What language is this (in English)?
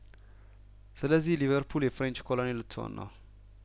Amharic